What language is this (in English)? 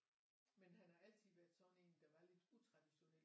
Danish